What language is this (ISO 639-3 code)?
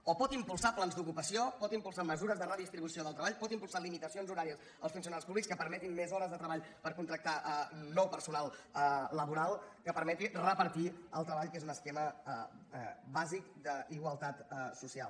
cat